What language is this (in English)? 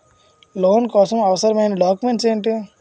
Telugu